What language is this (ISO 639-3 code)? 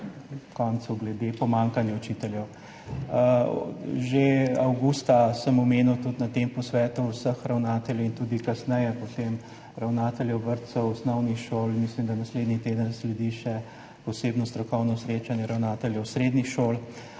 slv